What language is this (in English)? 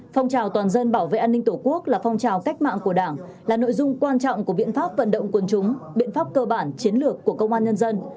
Vietnamese